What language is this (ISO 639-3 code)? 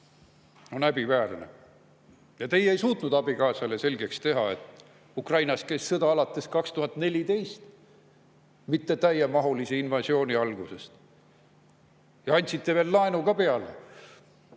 est